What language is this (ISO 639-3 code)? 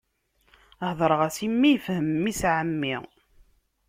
kab